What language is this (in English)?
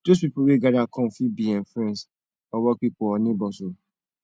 Nigerian Pidgin